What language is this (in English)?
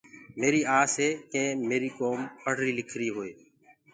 Gurgula